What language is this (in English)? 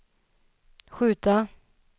Swedish